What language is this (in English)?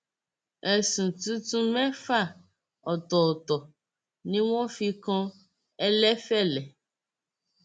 Yoruba